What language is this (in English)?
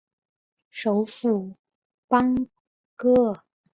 Chinese